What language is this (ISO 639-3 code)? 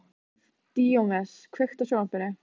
isl